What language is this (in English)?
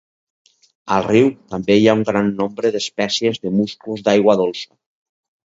Catalan